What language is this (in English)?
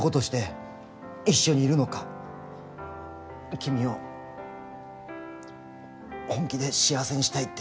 Japanese